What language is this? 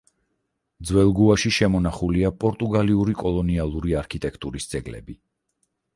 Georgian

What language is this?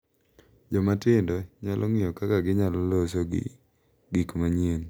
Luo (Kenya and Tanzania)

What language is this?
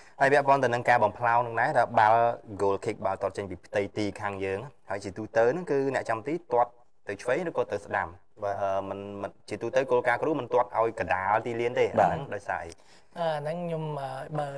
Vietnamese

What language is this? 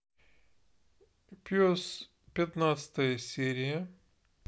Russian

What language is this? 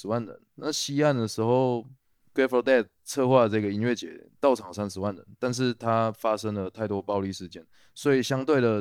Chinese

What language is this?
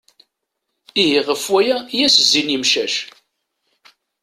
Kabyle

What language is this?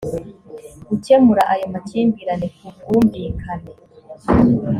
Kinyarwanda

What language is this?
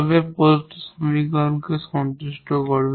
Bangla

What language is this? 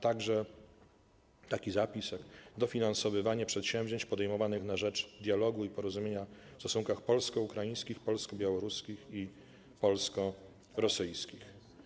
Polish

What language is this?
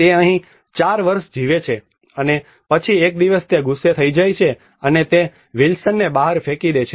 Gujarati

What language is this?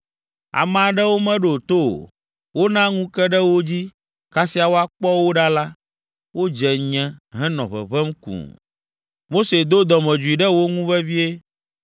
Ewe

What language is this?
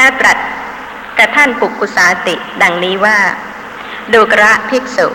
Thai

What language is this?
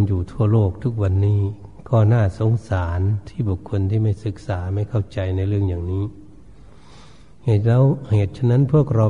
Thai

